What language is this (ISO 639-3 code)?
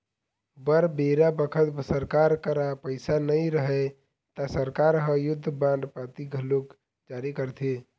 hne